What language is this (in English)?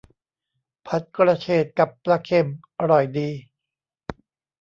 Thai